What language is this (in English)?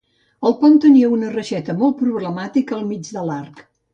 Catalan